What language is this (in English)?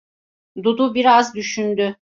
Turkish